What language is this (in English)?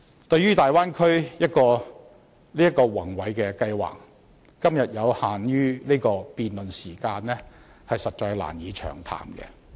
Cantonese